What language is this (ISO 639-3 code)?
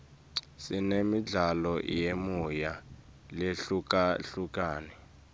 ssw